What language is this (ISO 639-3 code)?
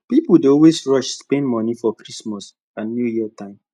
pcm